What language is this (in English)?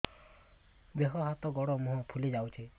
Odia